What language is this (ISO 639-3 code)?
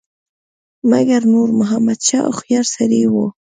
pus